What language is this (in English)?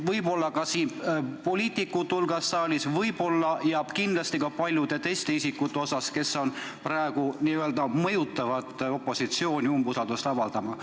Estonian